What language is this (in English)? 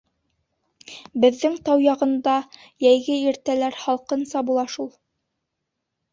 Bashkir